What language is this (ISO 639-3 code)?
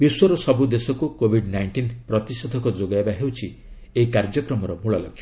ori